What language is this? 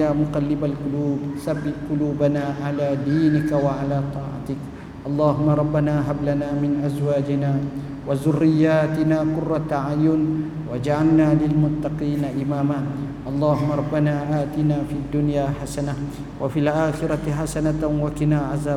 Malay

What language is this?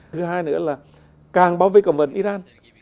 Vietnamese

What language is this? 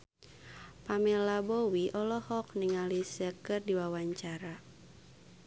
Sundanese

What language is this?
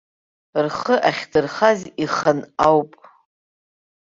Abkhazian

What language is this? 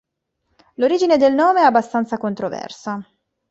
Italian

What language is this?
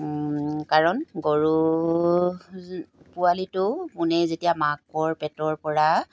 Assamese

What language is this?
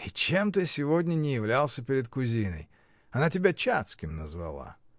Russian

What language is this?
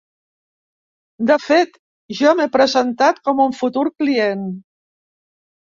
Catalan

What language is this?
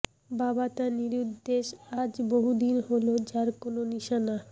Bangla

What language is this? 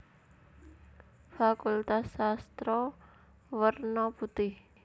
Javanese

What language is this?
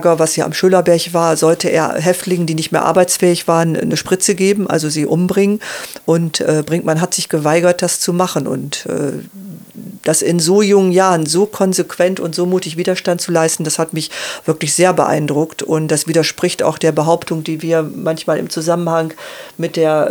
German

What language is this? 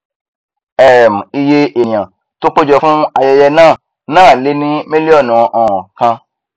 Yoruba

